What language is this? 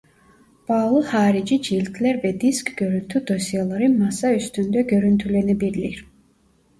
Turkish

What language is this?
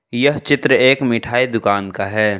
Hindi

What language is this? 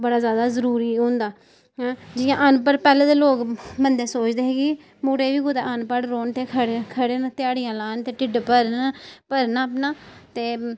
Dogri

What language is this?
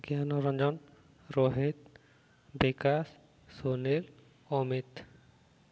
Odia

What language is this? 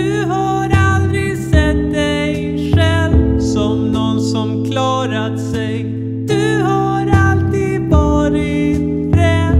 Swedish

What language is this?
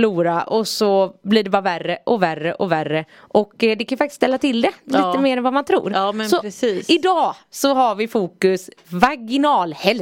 Swedish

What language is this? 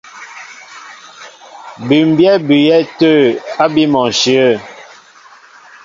Mbo (Cameroon)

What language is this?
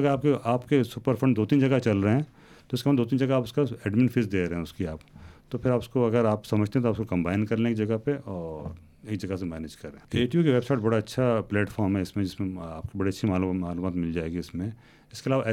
Urdu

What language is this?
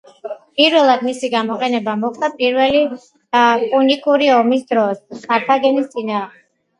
Georgian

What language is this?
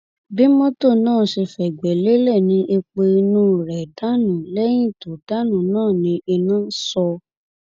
Yoruba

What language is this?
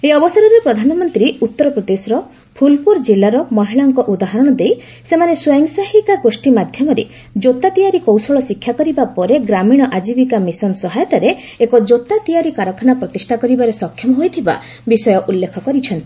Odia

